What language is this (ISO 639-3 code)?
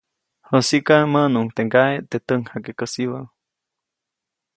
zoc